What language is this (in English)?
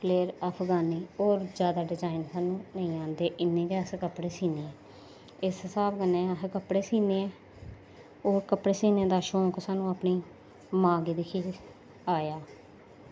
Dogri